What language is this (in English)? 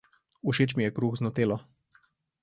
Slovenian